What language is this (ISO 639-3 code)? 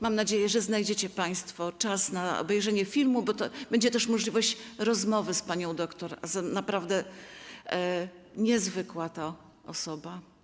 pol